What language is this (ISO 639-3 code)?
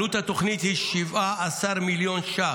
heb